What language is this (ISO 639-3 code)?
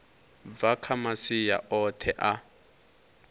ven